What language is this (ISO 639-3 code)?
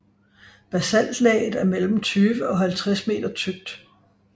dan